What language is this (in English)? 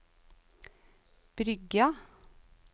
Norwegian